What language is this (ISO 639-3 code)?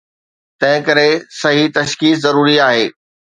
snd